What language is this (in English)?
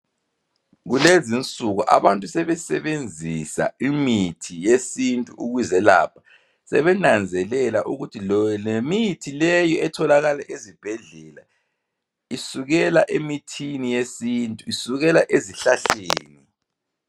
North Ndebele